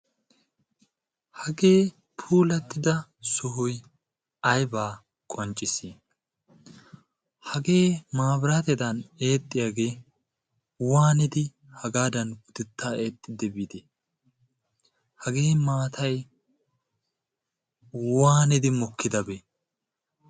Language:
Wolaytta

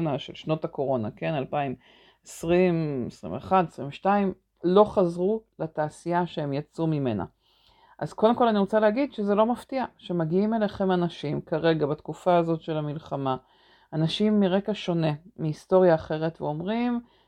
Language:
Hebrew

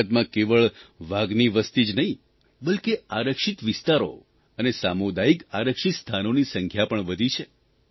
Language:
Gujarati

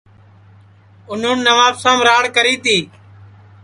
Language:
Sansi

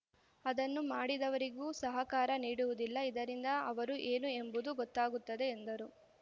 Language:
Kannada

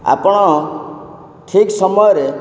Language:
Odia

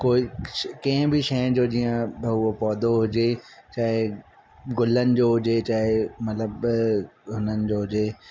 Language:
Sindhi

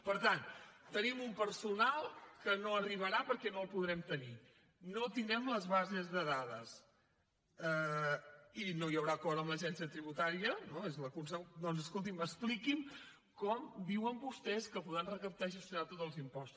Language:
Catalan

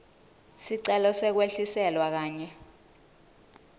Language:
Swati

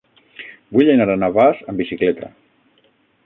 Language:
Catalan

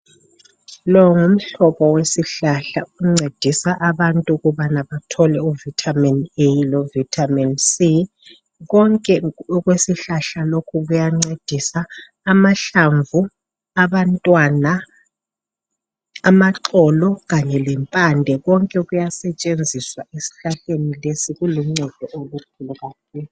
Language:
North Ndebele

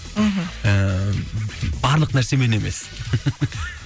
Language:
Kazakh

